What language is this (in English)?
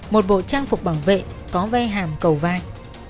Vietnamese